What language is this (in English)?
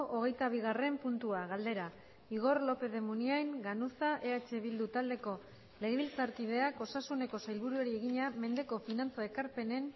Basque